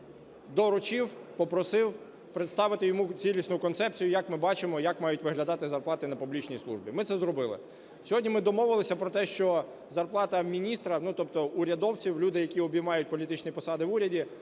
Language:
Ukrainian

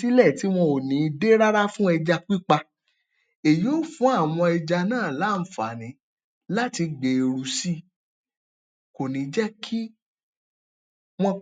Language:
Yoruba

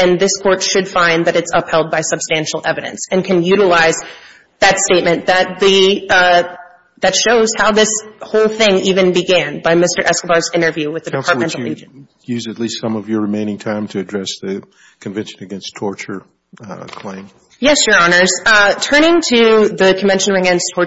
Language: English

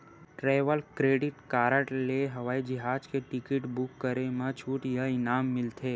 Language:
Chhattisgarhi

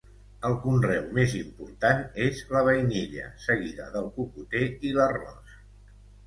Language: Catalan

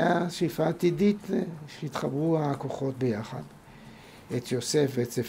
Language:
Hebrew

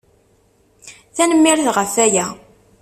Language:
Kabyle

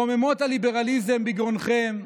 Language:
Hebrew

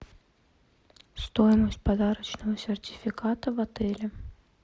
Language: Russian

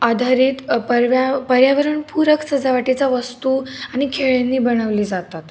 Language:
Marathi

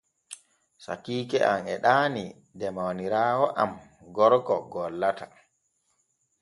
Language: Borgu Fulfulde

